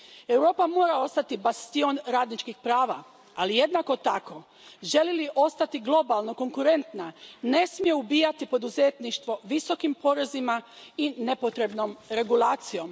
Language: Croatian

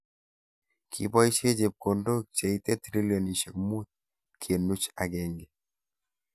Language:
Kalenjin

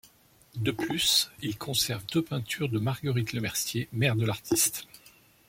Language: French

